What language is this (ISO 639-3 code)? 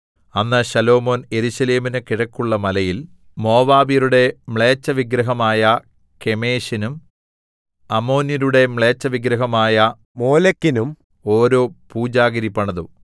mal